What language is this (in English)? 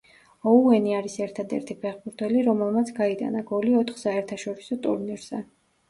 Georgian